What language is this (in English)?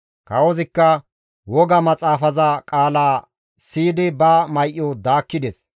Gamo